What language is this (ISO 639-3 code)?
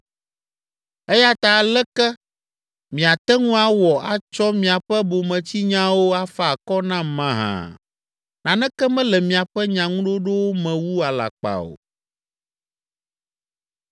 ewe